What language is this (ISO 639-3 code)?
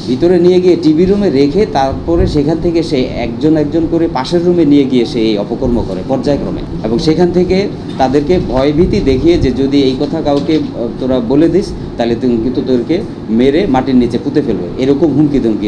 ind